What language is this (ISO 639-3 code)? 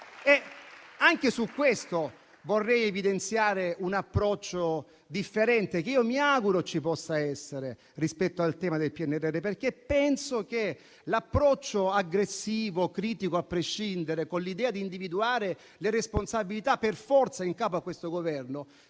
ita